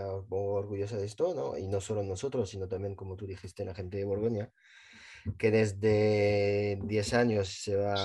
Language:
Spanish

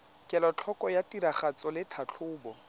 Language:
Tswana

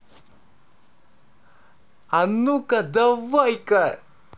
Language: Russian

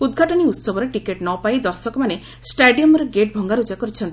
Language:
Odia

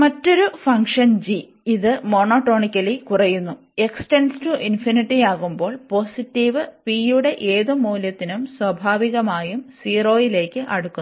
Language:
Malayalam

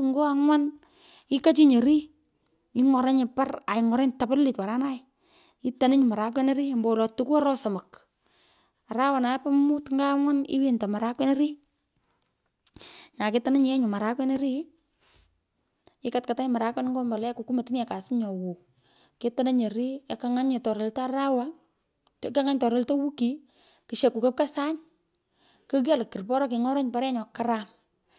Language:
Pökoot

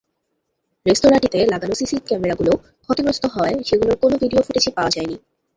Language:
Bangla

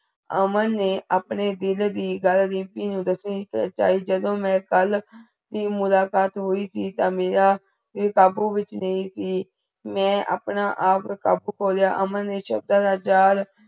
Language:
Punjabi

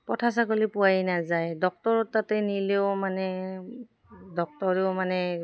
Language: Assamese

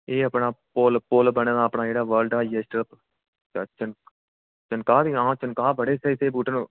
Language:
Dogri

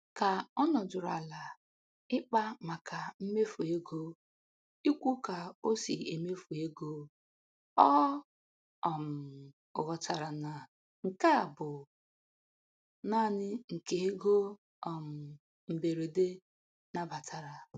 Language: Igbo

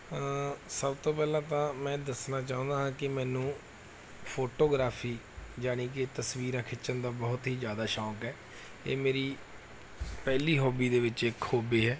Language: Punjabi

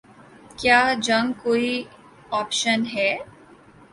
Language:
Urdu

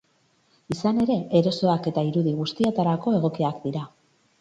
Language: Basque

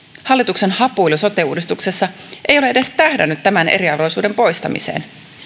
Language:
Finnish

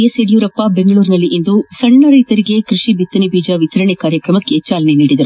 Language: Kannada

